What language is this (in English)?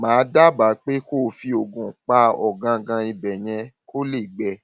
Yoruba